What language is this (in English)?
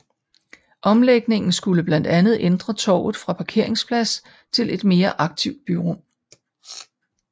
Danish